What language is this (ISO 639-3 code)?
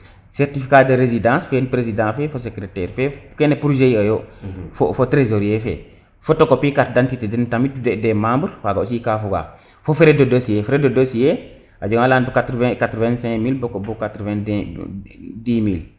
srr